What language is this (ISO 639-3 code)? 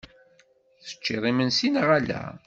kab